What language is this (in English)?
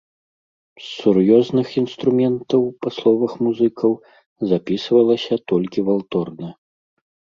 Belarusian